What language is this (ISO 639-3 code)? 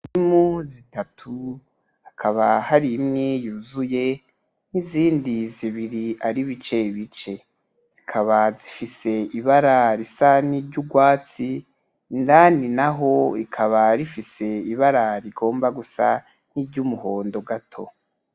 run